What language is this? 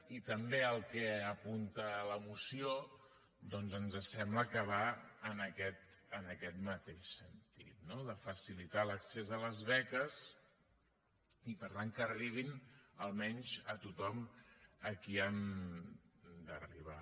Catalan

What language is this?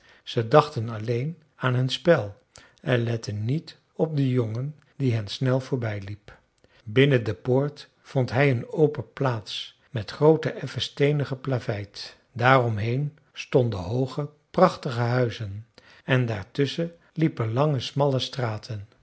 Dutch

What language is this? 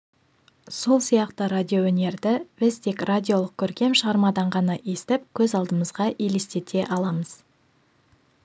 Kazakh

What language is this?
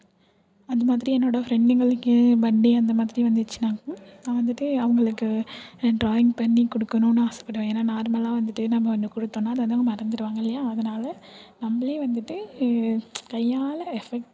Tamil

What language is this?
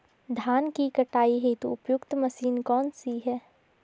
Hindi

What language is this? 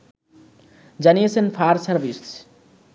Bangla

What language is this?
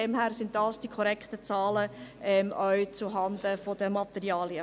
Swiss German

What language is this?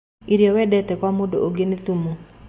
Kikuyu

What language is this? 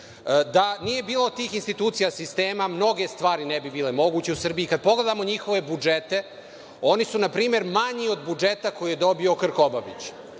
Serbian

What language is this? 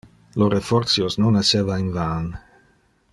Interlingua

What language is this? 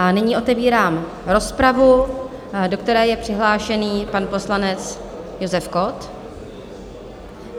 Czech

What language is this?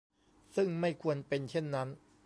Thai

